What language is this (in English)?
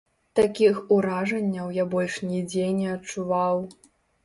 Belarusian